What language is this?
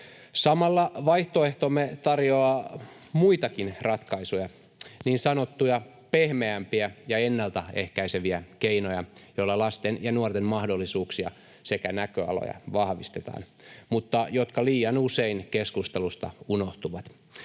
Finnish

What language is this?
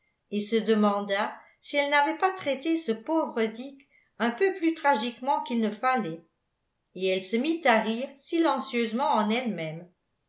French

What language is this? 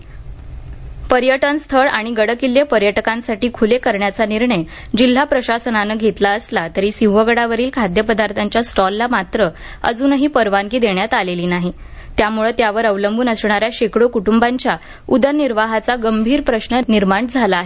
Marathi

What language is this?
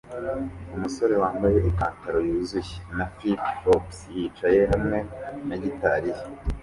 Kinyarwanda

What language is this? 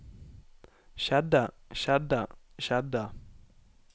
Norwegian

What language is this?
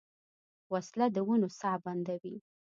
Pashto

